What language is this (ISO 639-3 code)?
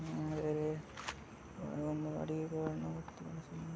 kan